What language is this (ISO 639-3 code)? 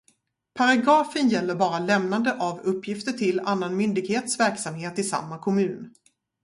swe